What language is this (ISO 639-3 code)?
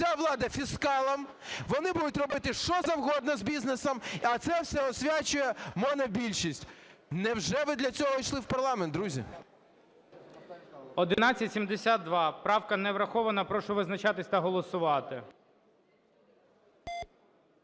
ukr